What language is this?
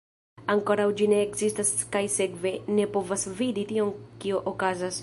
Esperanto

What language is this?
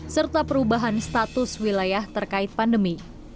Indonesian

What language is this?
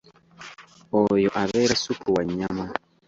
Ganda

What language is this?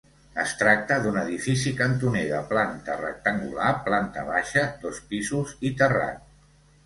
Catalan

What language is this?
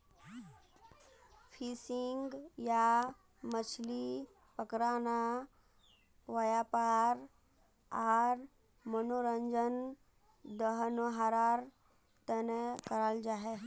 Magahi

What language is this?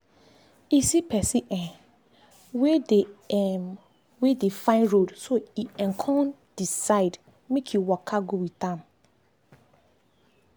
Nigerian Pidgin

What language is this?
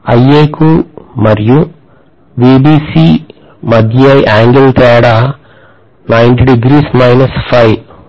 Telugu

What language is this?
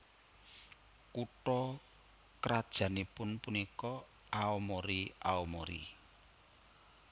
Javanese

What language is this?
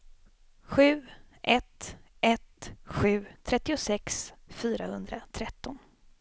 Swedish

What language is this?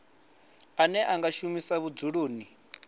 Venda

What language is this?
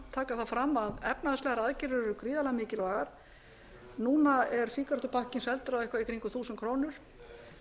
Icelandic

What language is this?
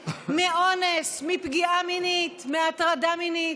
Hebrew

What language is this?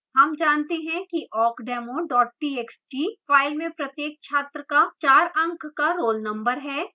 Hindi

